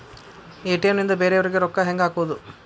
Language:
Kannada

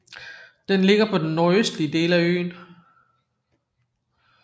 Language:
Danish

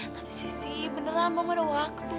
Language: Indonesian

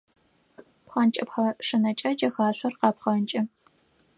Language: Adyghe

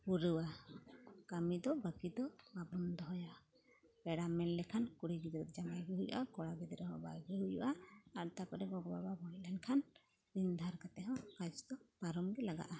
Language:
Santali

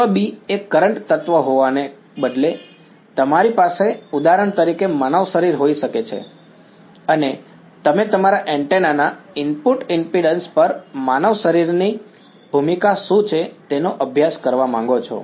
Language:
Gujarati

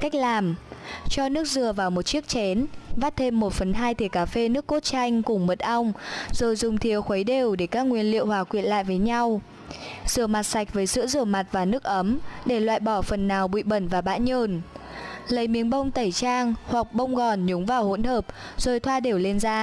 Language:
Vietnamese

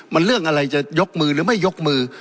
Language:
Thai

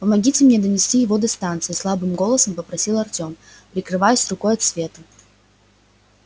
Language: Russian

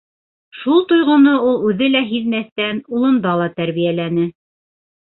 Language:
Bashkir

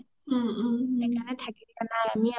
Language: Assamese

